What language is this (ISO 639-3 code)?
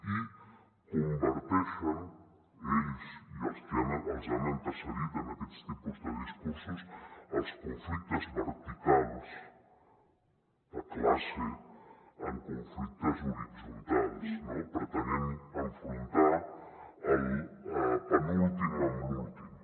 cat